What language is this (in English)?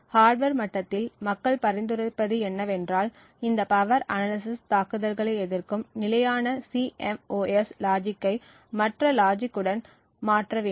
Tamil